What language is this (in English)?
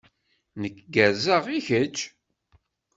Kabyle